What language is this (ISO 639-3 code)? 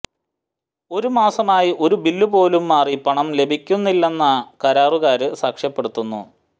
mal